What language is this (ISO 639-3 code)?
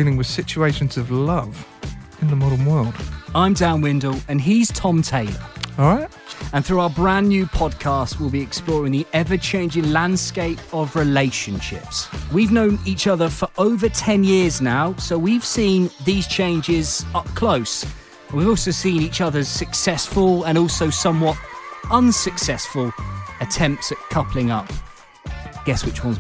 eng